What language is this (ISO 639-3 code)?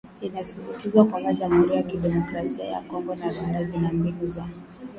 swa